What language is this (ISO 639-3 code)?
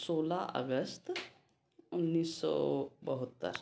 hin